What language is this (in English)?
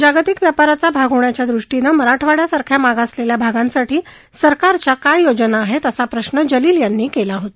Marathi